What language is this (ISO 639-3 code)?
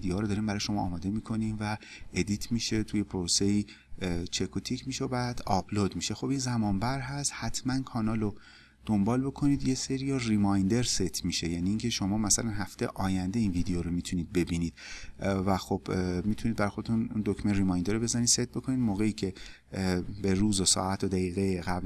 fas